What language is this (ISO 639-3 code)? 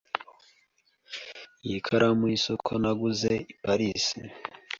kin